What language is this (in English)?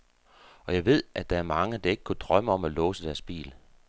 Danish